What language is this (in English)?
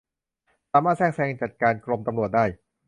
Thai